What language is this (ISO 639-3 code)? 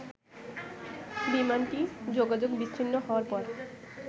ben